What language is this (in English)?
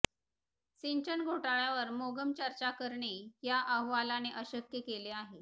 Marathi